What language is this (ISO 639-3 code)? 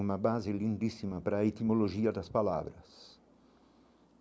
por